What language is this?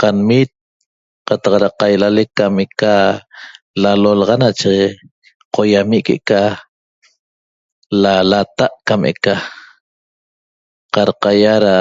Toba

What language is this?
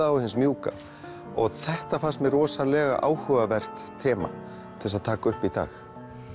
Icelandic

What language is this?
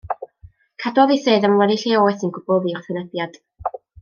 Welsh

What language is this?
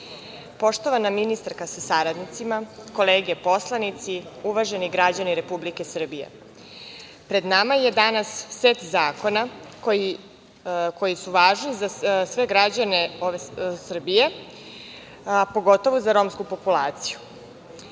Serbian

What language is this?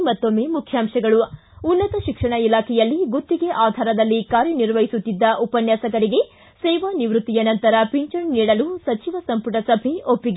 Kannada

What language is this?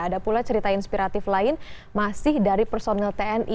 Indonesian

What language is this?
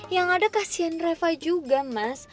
Indonesian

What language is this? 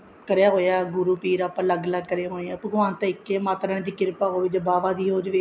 Punjabi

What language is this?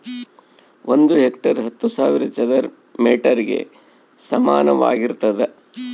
Kannada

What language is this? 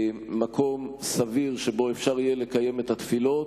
Hebrew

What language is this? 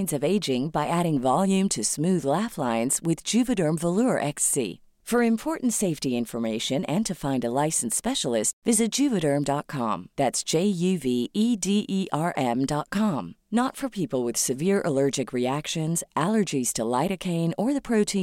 Filipino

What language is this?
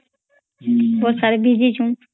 Odia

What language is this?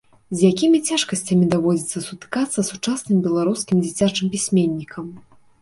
Belarusian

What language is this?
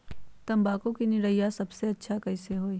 Magahi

